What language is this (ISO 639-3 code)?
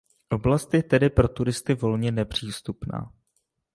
ces